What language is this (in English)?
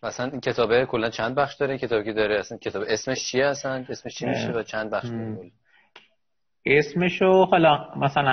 Persian